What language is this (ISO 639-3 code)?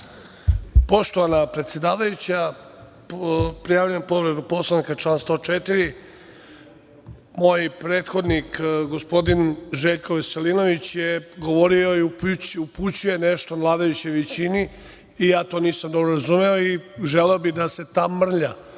srp